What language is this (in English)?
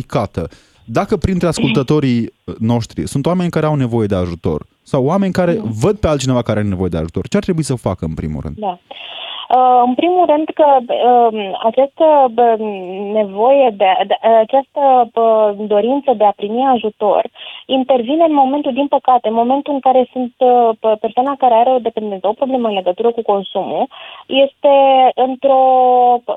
Romanian